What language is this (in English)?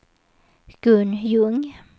Swedish